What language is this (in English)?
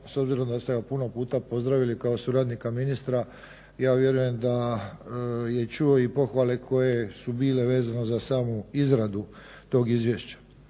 Croatian